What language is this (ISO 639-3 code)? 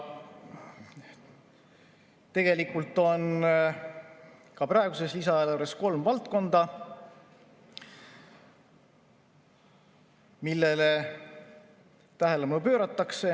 est